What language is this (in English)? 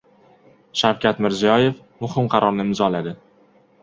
Uzbek